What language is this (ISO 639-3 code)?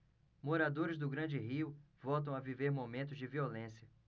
por